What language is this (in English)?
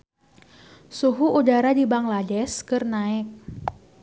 Sundanese